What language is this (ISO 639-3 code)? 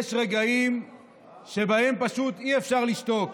heb